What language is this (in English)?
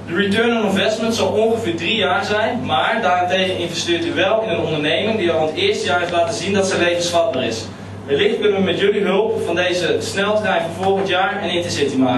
Dutch